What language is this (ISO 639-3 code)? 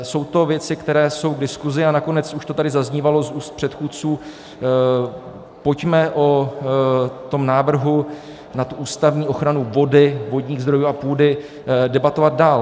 ces